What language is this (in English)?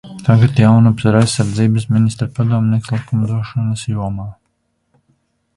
Latvian